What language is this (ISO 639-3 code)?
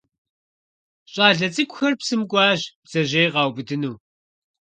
kbd